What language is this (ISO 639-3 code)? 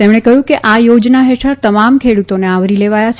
guj